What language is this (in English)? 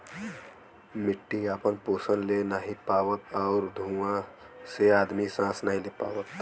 Bhojpuri